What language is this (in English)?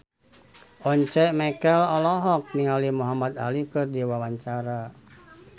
Sundanese